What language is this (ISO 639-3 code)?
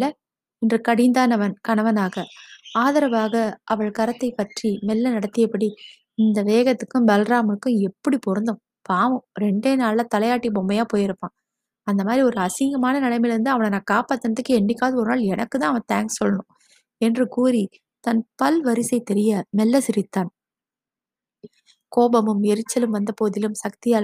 tam